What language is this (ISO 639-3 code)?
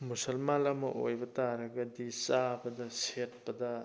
mni